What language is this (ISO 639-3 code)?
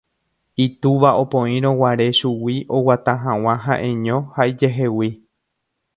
grn